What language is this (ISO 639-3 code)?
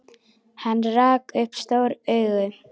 isl